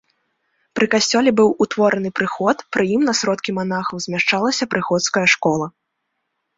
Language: Belarusian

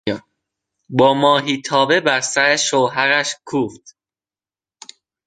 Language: Persian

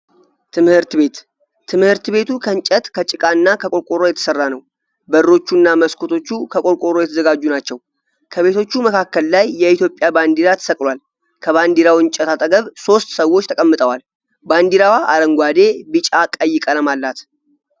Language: Amharic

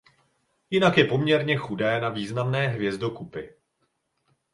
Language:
Czech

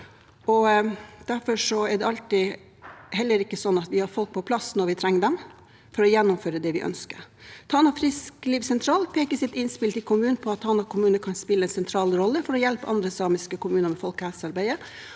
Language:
Norwegian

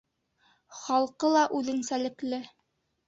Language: Bashkir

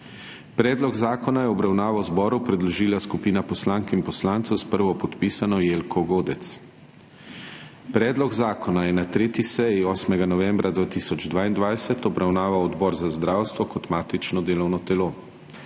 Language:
Slovenian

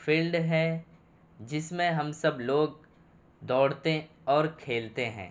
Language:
Urdu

